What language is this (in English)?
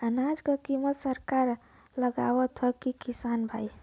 Bhojpuri